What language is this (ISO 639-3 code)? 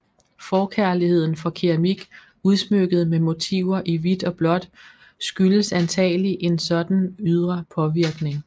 dan